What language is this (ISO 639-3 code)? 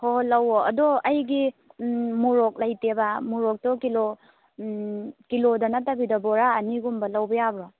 mni